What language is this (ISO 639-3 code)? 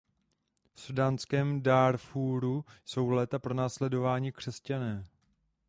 ces